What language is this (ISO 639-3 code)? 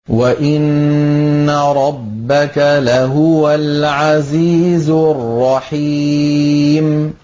ara